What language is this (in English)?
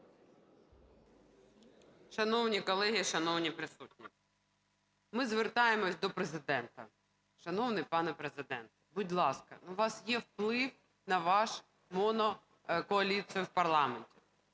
Ukrainian